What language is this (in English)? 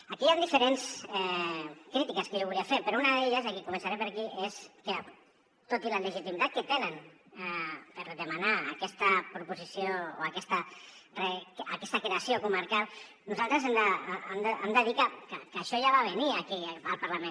Catalan